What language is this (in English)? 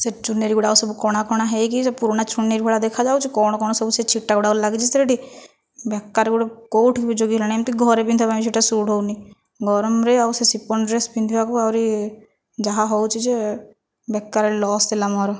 Odia